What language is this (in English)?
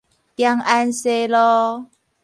Min Nan Chinese